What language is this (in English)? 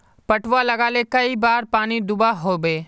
Magahi